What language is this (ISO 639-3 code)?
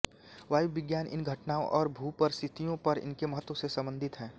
hin